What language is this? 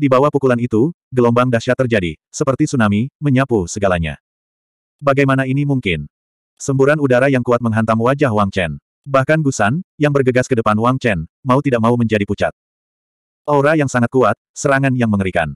Indonesian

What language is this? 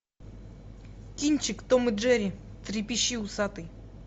Russian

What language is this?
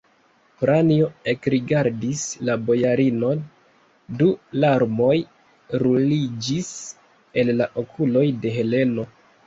Esperanto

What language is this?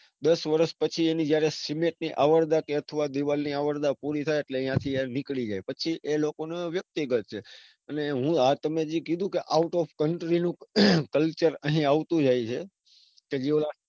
Gujarati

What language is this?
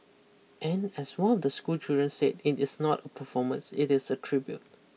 English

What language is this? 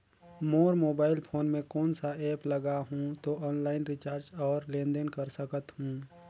Chhattisgarhi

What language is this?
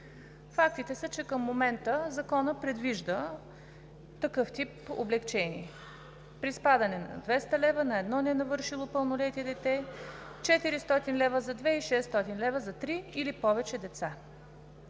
Bulgarian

